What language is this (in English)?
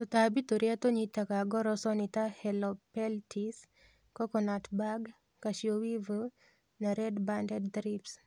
Kikuyu